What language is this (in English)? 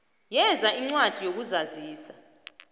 South Ndebele